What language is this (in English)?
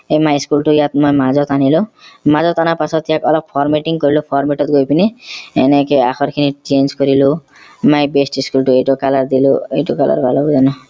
Assamese